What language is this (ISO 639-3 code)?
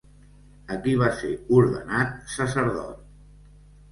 cat